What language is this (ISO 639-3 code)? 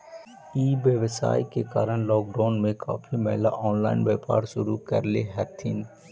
mag